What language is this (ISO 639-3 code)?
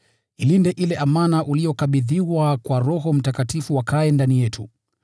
swa